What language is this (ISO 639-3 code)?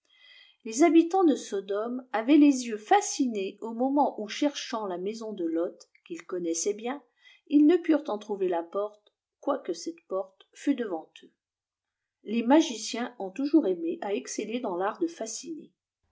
fra